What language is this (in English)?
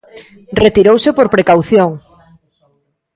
Galician